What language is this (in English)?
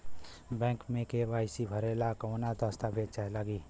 Bhojpuri